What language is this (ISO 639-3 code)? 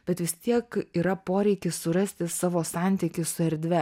lit